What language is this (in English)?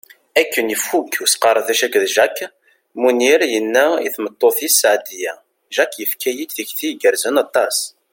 Kabyle